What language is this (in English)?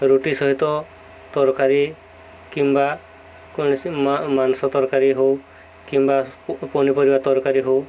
Odia